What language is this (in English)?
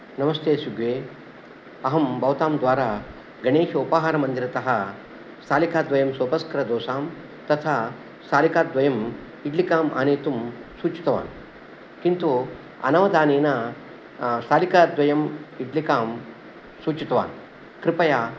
Sanskrit